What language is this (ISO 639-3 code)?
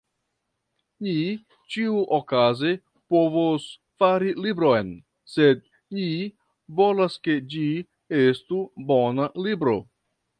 epo